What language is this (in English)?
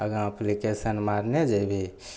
Maithili